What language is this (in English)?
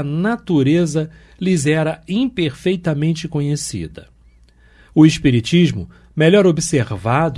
Portuguese